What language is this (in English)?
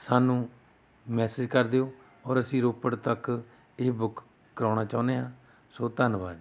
Punjabi